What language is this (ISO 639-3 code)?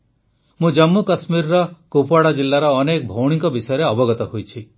ori